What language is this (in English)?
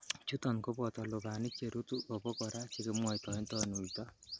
Kalenjin